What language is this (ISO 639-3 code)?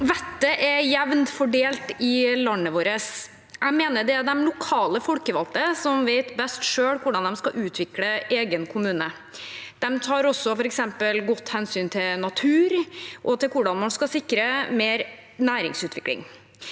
nor